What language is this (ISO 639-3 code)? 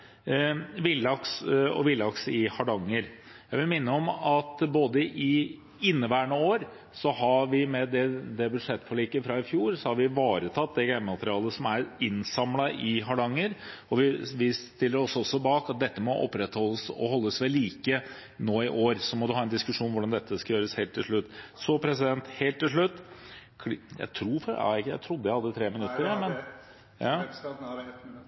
nor